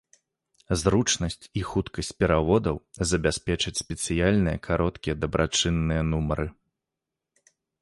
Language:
Belarusian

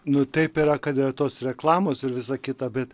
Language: Lithuanian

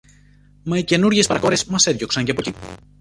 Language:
Greek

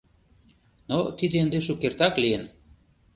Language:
Mari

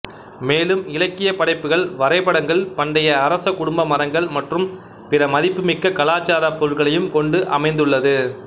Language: Tamil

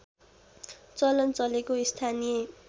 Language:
Nepali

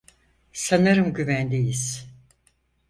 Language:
Turkish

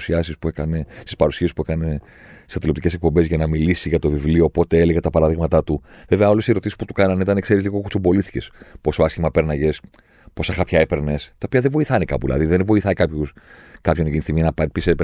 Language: Greek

